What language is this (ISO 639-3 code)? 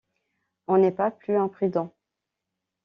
fra